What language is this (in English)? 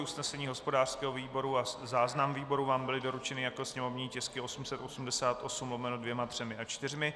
Czech